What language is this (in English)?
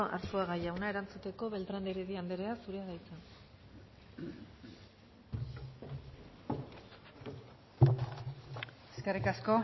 Basque